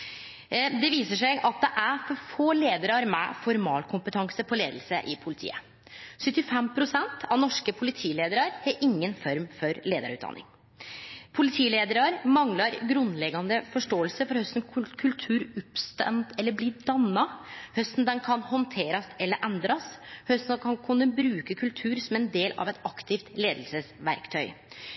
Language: Norwegian Nynorsk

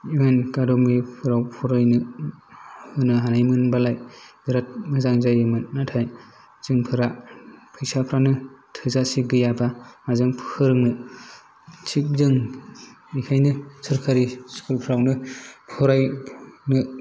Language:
Bodo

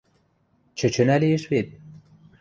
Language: Western Mari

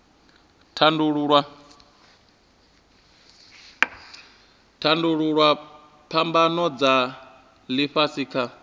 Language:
Venda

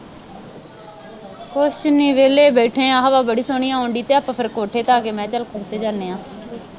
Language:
Punjabi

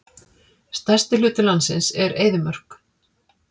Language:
Icelandic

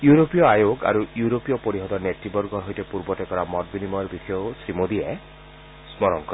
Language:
Assamese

